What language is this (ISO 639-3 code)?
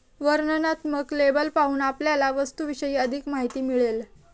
mar